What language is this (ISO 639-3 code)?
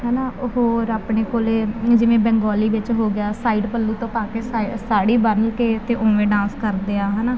pan